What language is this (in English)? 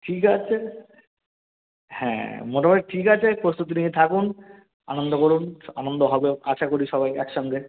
Bangla